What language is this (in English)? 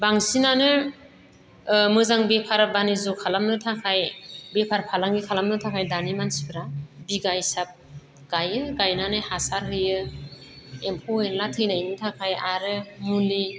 Bodo